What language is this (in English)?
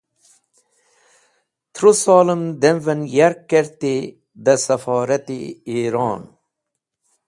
Wakhi